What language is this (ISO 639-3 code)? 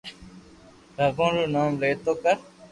lrk